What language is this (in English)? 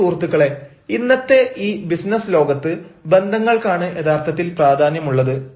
Malayalam